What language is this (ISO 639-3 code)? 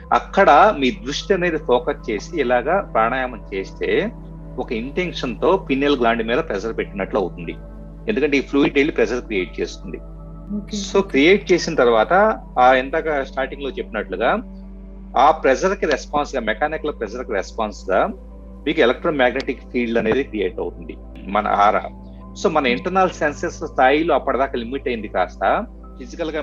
tel